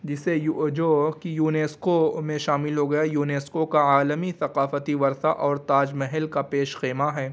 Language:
Urdu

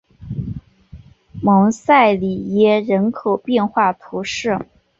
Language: Chinese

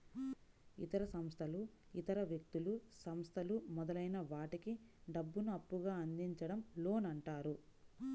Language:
Telugu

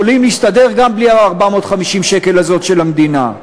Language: Hebrew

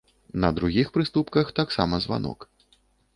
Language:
Belarusian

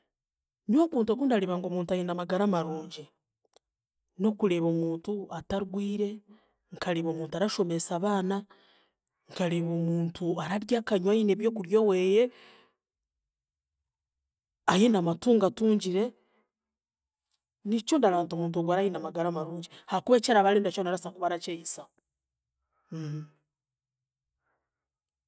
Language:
Chiga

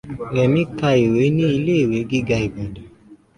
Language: Yoruba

